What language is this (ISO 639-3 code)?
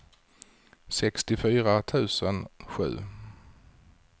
swe